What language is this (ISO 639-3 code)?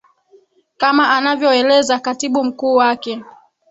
swa